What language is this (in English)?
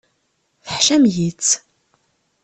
Kabyle